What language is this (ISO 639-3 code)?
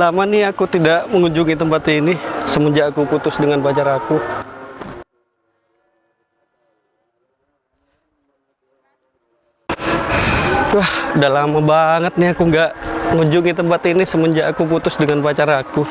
ind